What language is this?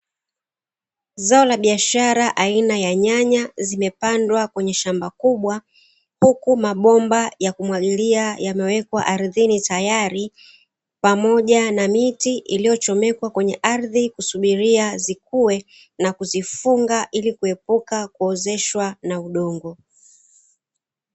Swahili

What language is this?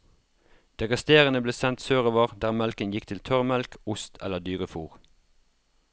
Norwegian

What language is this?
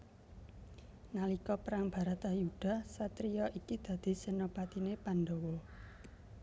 Javanese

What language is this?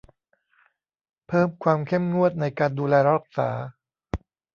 Thai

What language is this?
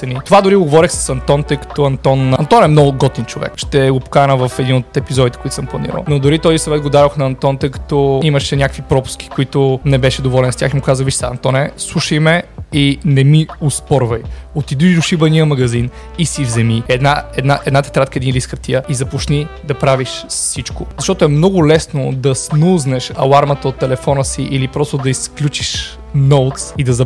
Bulgarian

